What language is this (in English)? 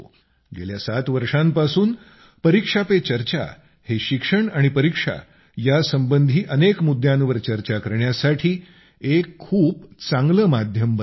Marathi